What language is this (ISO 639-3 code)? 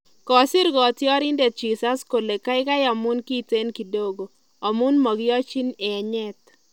kln